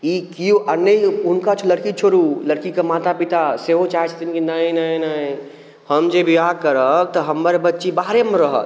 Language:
Maithili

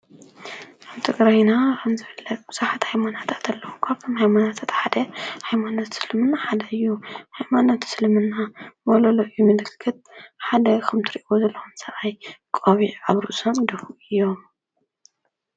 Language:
Tigrinya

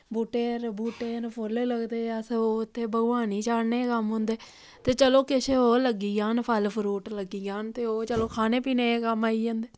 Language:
Dogri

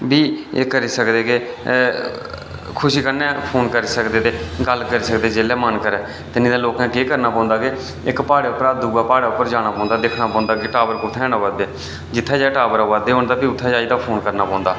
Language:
Dogri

